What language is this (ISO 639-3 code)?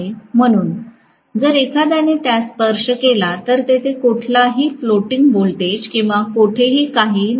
mar